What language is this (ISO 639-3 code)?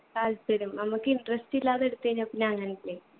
mal